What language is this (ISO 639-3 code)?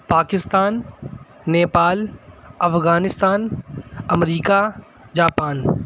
urd